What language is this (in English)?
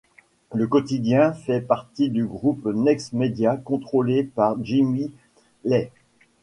French